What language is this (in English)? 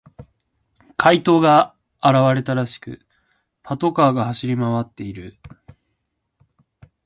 Japanese